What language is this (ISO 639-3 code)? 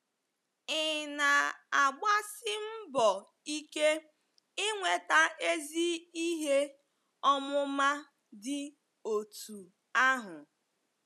ibo